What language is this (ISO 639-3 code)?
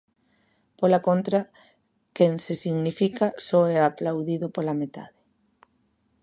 glg